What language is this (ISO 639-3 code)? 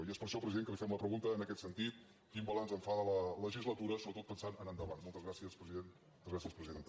cat